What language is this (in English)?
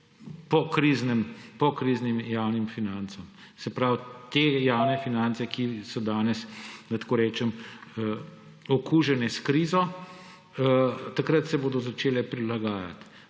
Slovenian